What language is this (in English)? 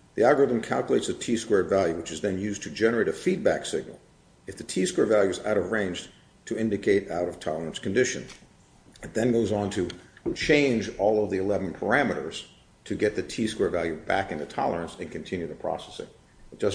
English